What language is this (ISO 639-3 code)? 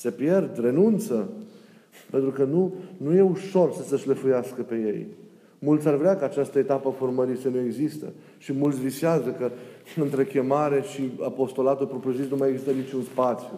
ron